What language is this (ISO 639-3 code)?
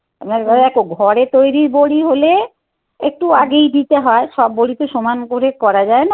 ben